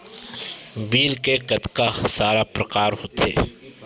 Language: Chhattisgarhi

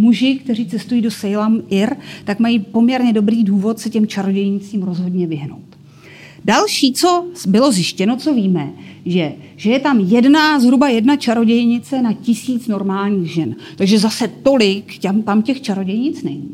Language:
Czech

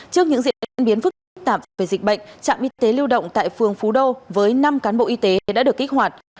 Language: Vietnamese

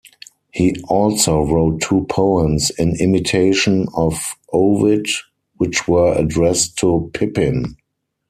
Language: English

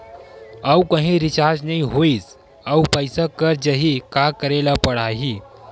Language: Chhattisgarhi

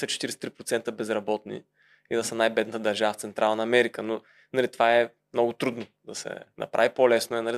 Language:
Bulgarian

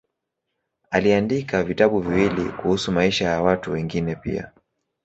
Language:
Swahili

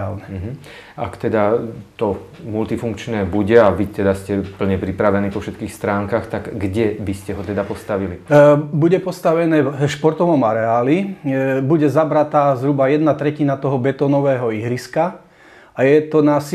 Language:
Slovak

